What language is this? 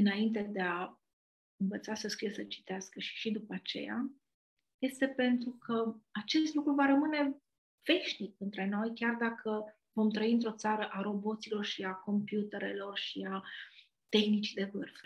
Romanian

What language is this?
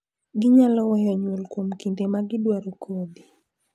Luo (Kenya and Tanzania)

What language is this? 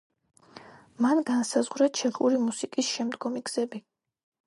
Georgian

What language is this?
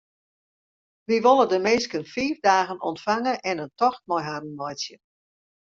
Western Frisian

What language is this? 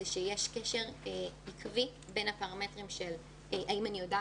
Hebrew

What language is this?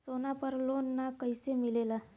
Bhojpuri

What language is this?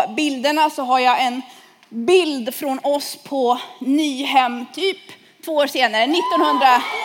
Swedish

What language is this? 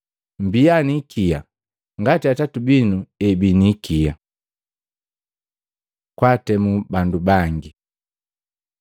Matengo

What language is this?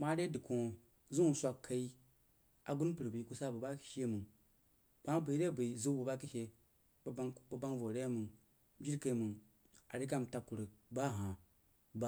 Jiba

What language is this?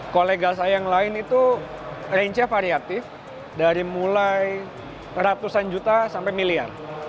Indonesian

